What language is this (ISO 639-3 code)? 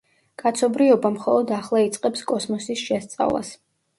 kat